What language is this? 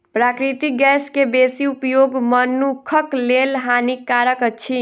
Maithili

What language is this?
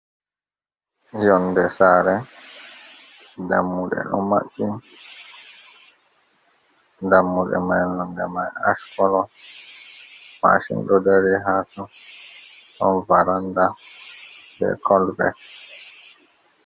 Fula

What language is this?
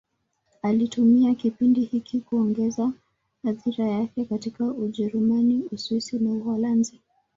Swahili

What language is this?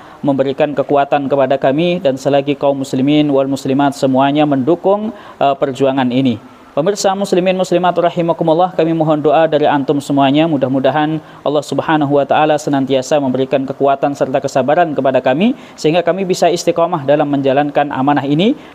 Indonesian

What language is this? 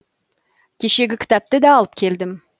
Kazakh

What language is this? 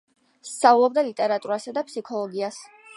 Georgian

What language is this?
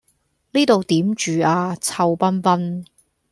Cantonese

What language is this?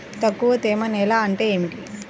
Telugu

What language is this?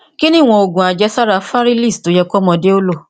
Yoruba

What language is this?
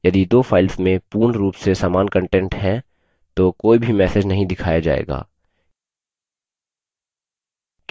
Hindi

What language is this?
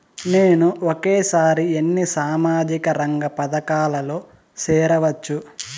Telugu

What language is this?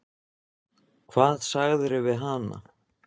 Icelandic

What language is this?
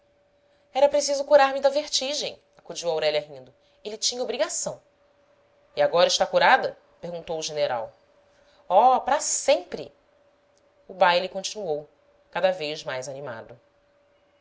Portuguese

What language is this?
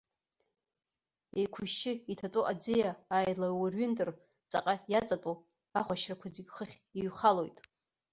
Abkhazian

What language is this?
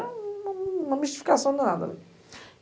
Portuguese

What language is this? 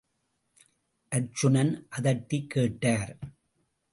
Tamil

